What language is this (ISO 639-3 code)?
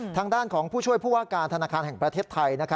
tha